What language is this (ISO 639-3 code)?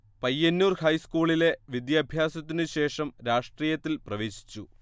mal